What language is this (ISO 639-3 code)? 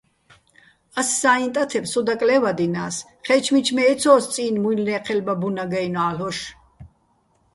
bbl